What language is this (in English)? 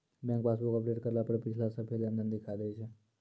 Maithili